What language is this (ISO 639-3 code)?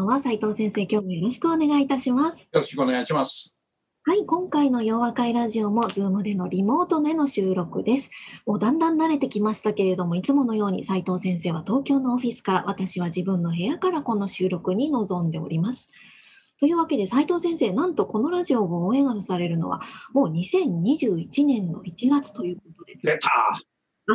jpn